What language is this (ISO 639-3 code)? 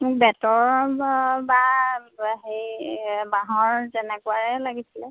asm